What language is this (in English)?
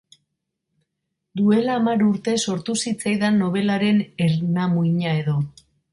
Basque